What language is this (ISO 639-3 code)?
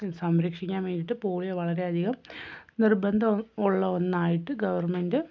mal